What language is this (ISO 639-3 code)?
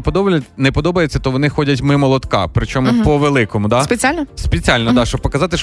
ukr